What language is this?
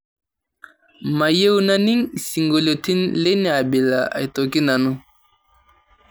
Masai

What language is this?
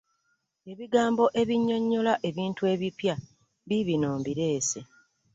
Ganda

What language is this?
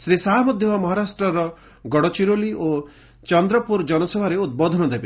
Odia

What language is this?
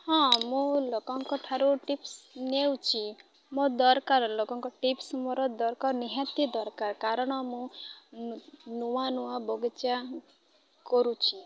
Odia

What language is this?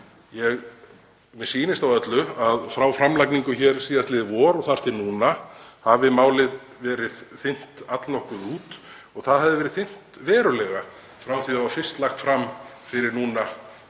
Icelandic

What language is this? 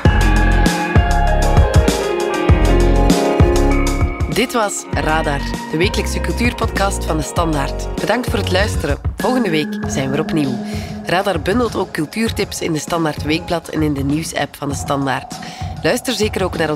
Dutch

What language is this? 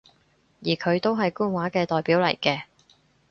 Cantonese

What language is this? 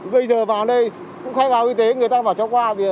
Vietnamese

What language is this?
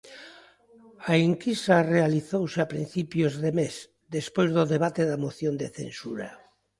Galician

